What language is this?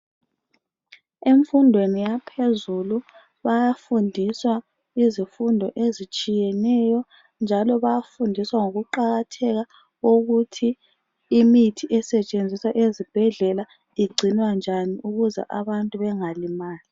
North Ndebele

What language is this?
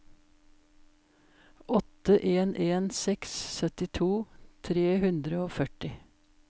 Norwegian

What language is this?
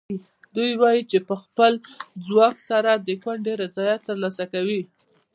Pashto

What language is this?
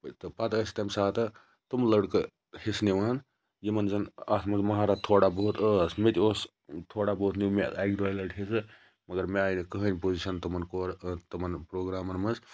Kashmiri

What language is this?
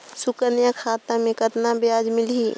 Chhattisgarhi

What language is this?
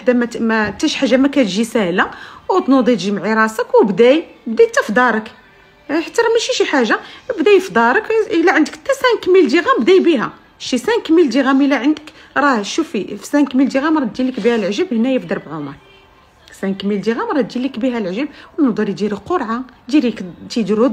Arabic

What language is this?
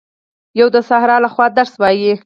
Pashto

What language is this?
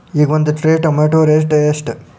Kannada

